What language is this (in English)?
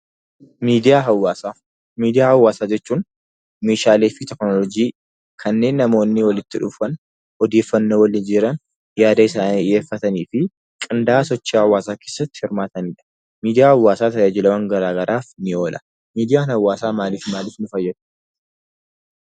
Oromo